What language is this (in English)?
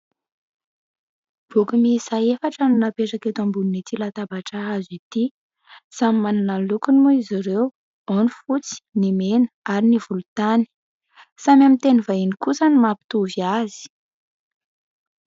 Malagasy